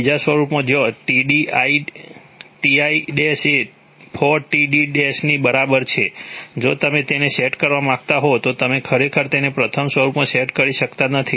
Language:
Gujarati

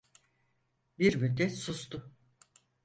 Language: Turkish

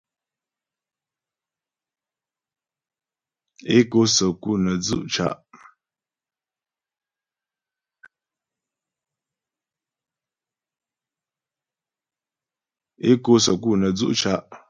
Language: Ghomala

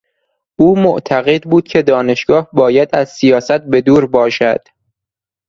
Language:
Persian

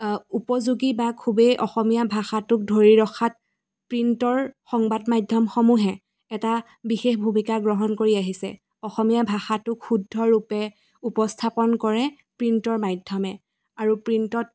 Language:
Assamese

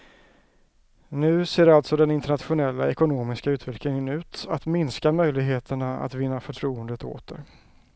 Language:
Swedish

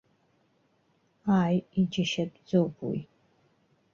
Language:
Abkhazian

